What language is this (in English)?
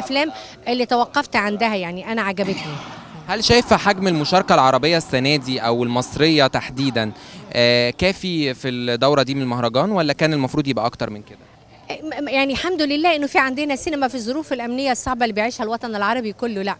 Arabic